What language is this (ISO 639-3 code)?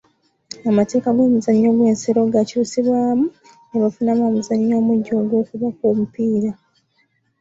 lug